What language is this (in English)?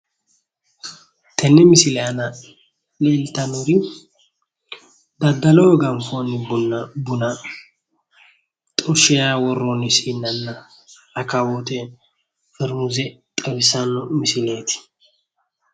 Sidamo